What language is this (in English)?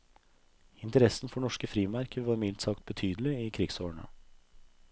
Norwegian